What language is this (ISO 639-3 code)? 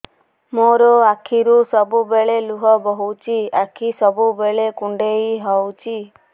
ori